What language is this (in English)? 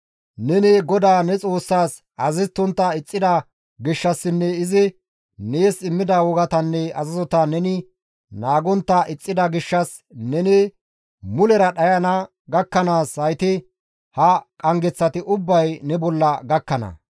Gamo